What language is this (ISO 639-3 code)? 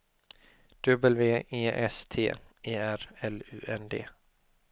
swe